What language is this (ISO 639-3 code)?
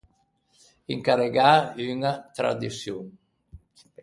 lij